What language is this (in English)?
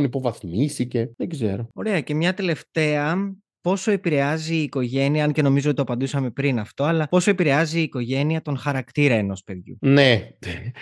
Greek